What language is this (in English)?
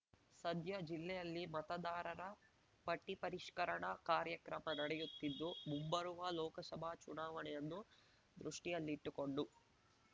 Kannada